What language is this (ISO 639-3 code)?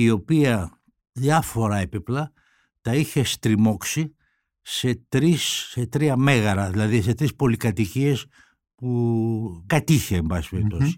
ell